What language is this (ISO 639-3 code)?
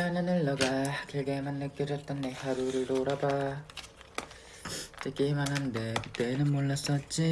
kor